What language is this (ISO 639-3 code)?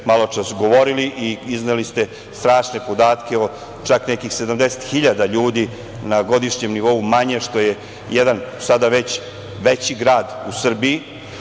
srp